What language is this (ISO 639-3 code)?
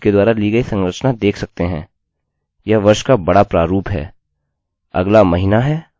hin